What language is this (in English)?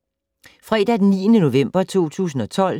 Danish